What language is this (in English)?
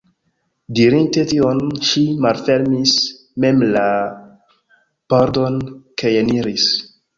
Esperanto